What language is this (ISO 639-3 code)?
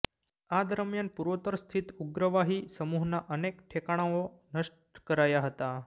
guj